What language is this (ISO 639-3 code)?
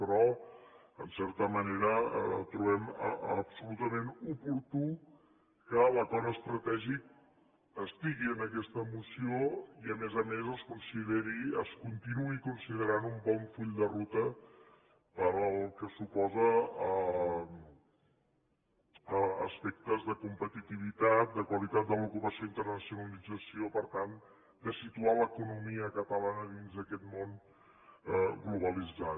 cat